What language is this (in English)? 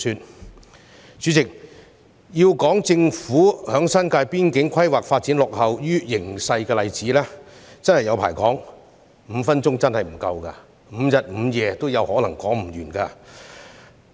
Cantonese